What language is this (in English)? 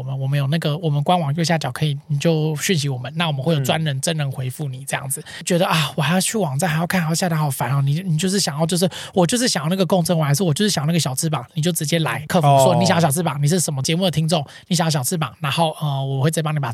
Chinese